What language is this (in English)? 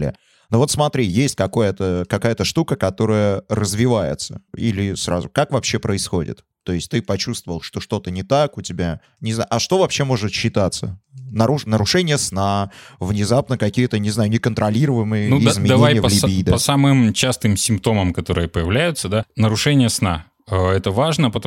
Russian